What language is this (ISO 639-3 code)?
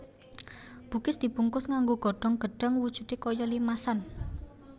jav